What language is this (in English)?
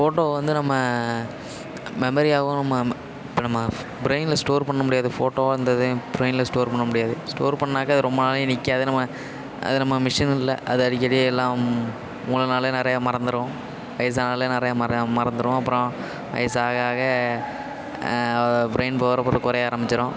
Tamil